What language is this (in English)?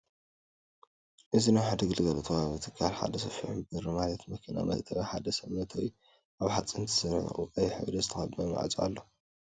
Tigrinya